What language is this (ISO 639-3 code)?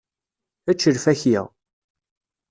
kab